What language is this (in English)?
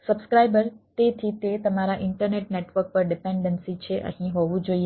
Gujarati